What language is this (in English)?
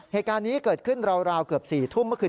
Thai